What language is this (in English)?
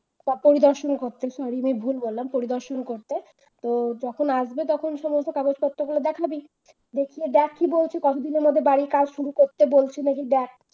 Bangla